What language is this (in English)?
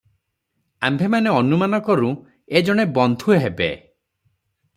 Odia